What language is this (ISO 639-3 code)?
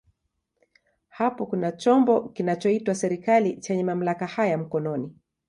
swa